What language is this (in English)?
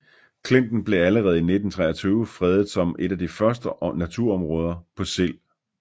Danish